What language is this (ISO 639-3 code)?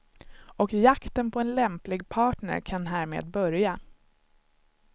swe